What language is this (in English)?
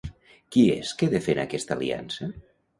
Catalan